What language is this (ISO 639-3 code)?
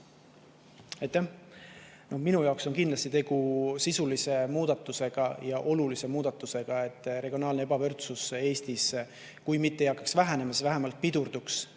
est